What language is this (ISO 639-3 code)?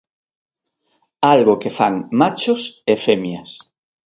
glg